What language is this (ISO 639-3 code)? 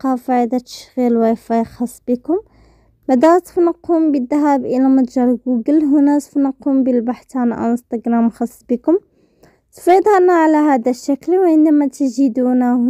ara